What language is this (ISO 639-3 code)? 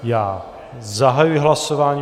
ces